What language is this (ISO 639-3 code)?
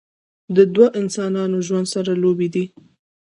pus